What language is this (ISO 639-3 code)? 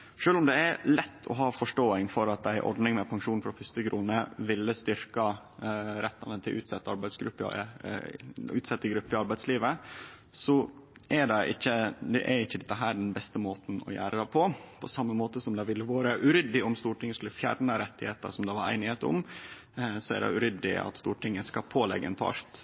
nno